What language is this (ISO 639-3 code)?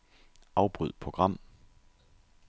dan